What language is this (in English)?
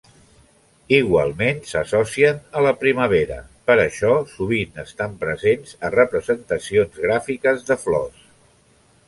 Catalan